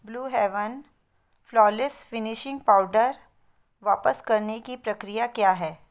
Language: Hindi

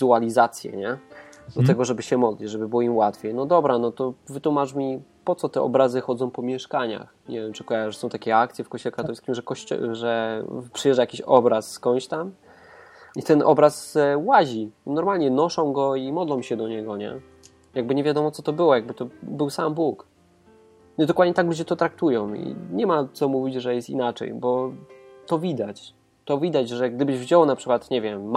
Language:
Polish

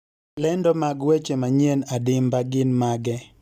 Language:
Luo (Kenya and Tanzania)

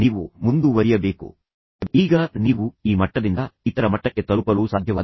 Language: Kannada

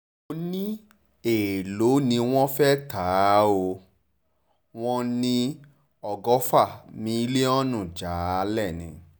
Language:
Yoruba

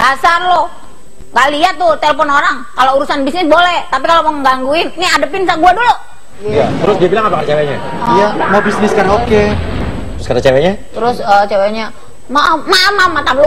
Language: Indonesian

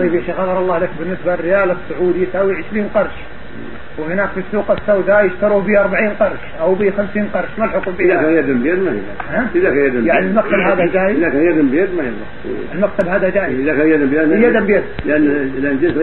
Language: Arabic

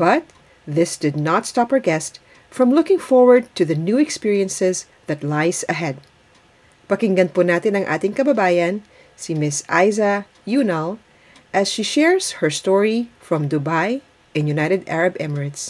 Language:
Filipino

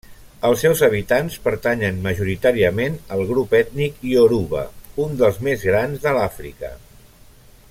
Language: Catalan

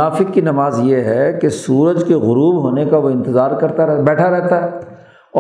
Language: Urdu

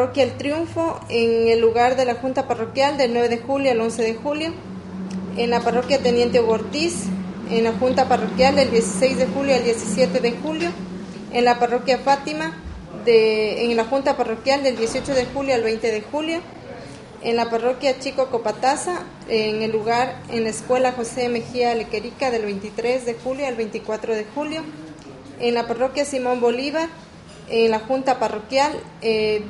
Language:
Spanish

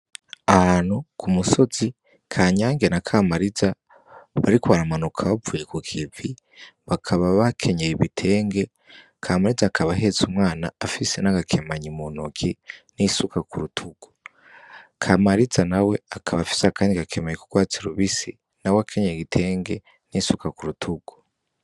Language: Rundi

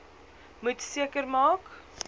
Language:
Afrikaans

